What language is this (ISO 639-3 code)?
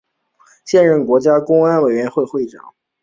zho